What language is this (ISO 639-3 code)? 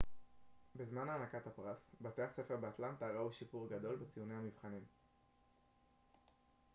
heb